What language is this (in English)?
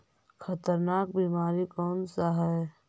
Magahi